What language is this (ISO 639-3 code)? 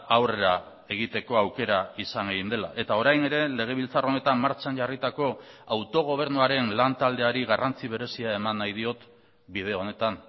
eus